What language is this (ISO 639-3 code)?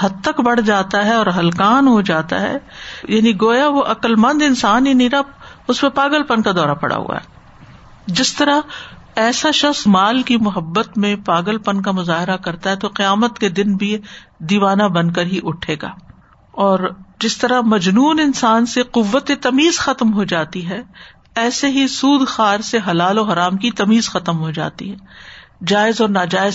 urd